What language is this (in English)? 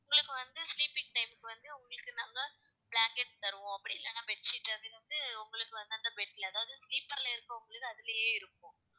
Tamil